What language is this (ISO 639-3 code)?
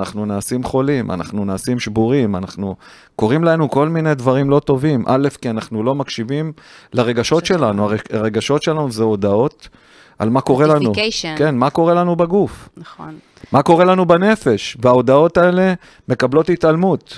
heb